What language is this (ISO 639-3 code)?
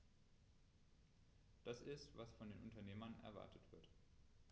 deu